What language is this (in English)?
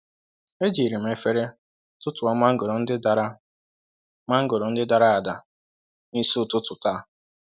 Igbo